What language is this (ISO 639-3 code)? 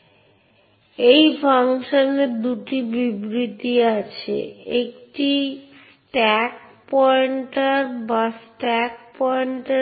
ben